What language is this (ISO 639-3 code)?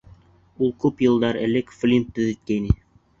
bak